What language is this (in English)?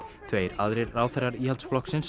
Icelandic